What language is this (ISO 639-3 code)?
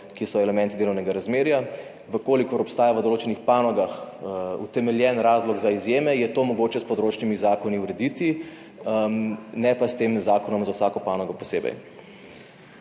slv